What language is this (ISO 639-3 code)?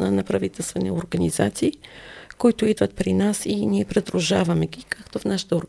bul